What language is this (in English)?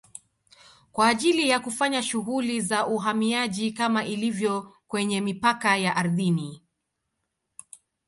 Swahili